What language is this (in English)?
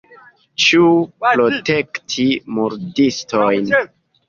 Esperanto